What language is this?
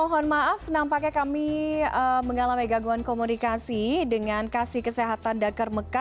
Indonesian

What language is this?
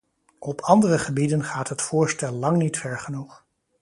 Dutch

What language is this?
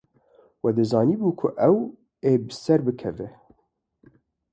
Kurdish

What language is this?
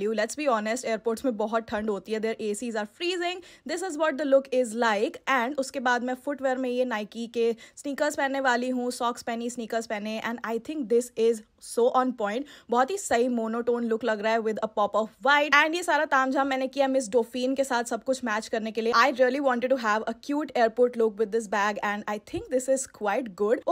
Hindi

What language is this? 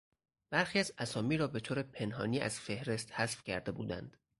Persian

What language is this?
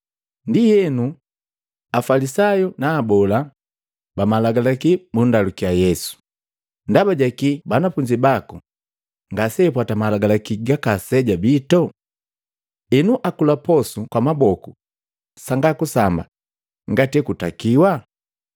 Matengo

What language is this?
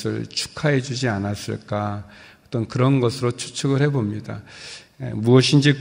Korean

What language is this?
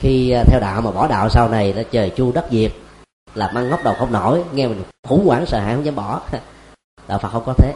Vietnamese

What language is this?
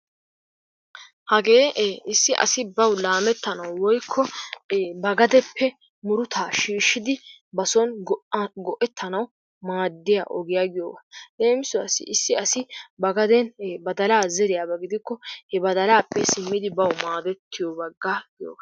Wolaytta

